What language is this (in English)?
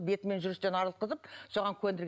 Kazakh